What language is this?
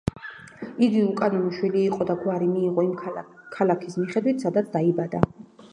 Georgian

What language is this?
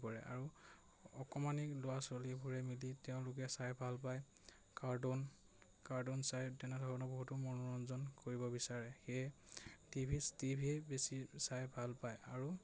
Assamese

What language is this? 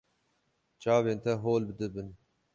Kurdish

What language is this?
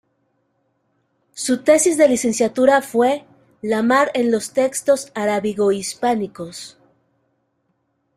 Spanish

